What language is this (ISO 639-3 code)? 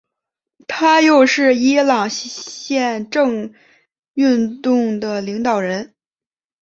zho